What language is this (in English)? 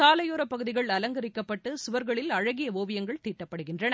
Tamil